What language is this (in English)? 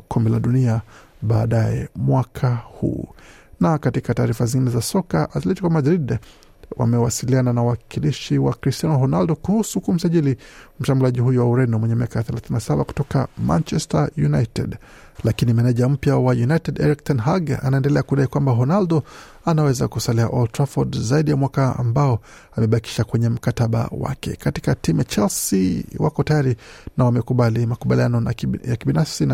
Swahili